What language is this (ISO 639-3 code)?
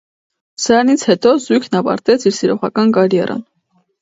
hye